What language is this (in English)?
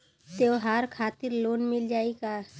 Bhojpuri